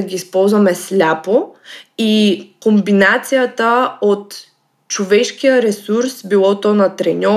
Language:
Bulgarian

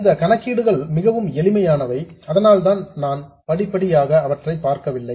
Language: Tamil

